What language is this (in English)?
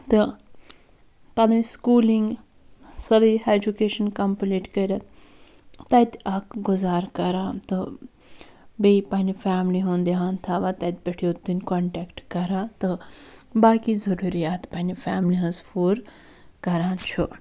Kashmiri